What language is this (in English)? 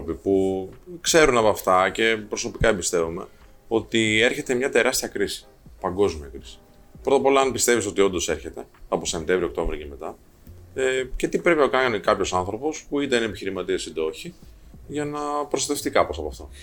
Greek